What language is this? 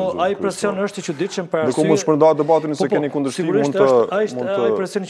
Romanian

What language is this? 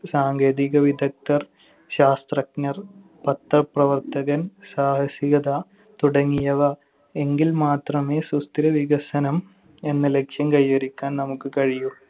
Malayalam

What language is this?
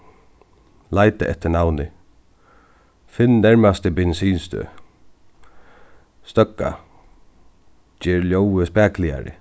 Faroese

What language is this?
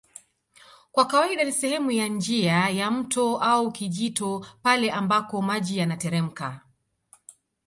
Swahili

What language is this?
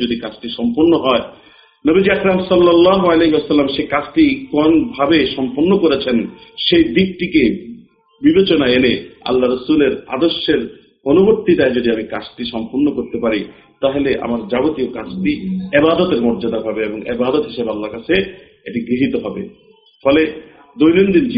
Bangla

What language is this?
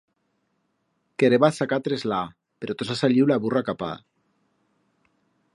Aragonese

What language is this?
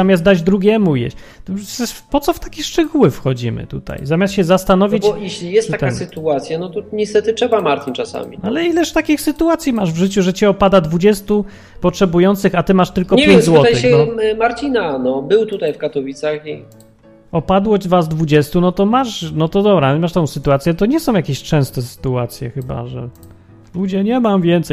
Polish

